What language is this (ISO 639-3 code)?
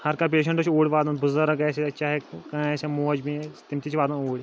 kas